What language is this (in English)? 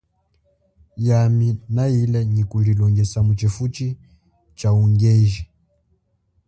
Chokwe